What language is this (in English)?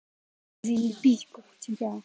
Russian